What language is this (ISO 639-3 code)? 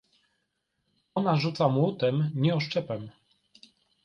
pol